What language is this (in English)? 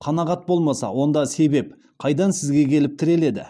Kazakh